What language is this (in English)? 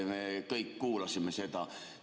Estonian